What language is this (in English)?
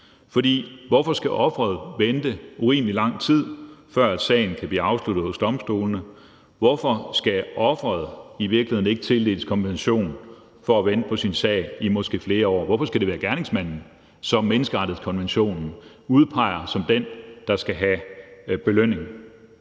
Danish